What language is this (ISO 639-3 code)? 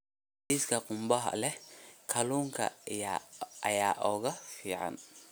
som